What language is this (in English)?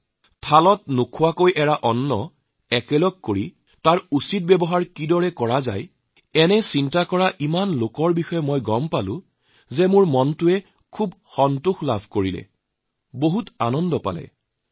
Assamese